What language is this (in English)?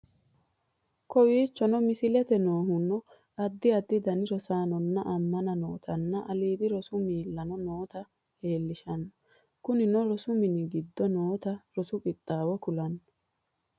Sidamo